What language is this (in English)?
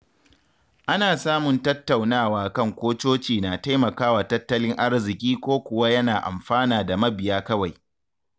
Hausa